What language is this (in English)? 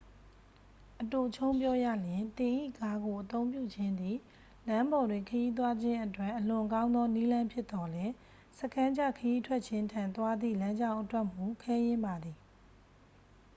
Burmese